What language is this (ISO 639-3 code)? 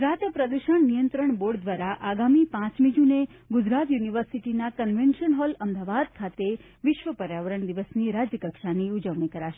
guj